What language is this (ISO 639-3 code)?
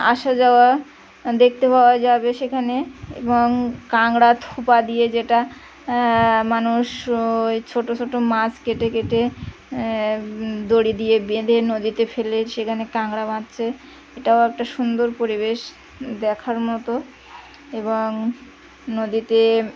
ben